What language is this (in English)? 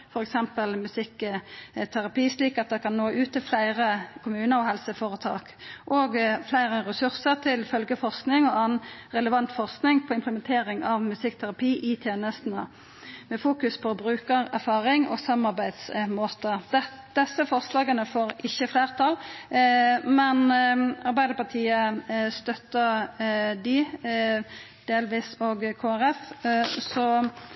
Norwegian Bokmål